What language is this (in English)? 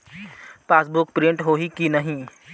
Chhattisgarhi